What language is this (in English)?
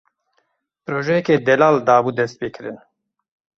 Kurdish